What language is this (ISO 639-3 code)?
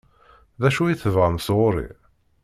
kab